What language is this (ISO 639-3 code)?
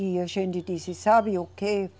por